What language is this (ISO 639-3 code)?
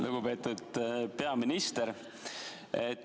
est